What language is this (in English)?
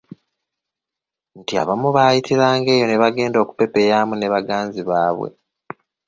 Ganda